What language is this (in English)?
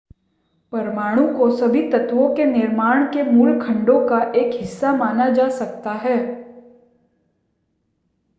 Hindi